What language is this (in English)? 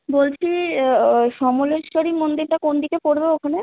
Bangla